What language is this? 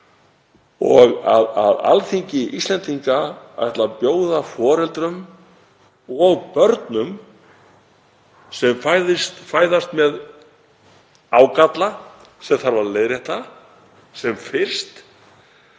Icelandic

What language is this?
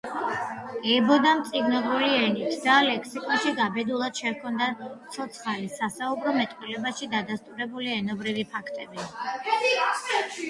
Georgian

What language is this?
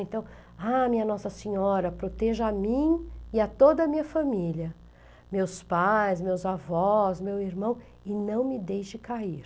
Portuguese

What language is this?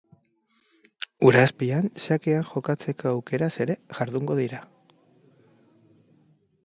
Basque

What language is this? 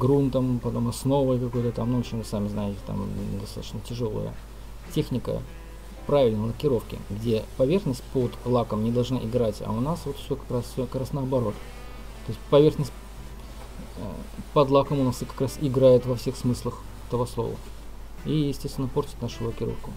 Russian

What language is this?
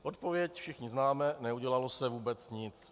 Czech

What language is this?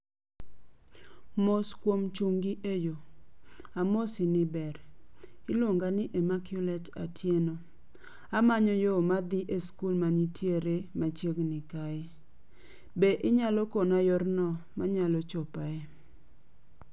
Luo (Kenya and Tanzania)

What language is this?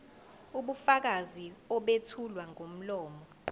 Zulu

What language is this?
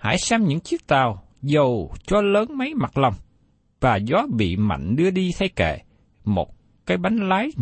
Vietnamese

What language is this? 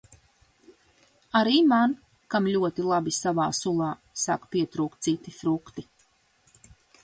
Latvian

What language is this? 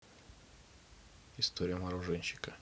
Russian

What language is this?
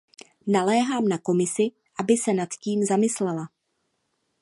Czech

